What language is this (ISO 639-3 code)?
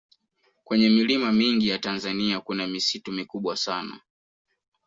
swa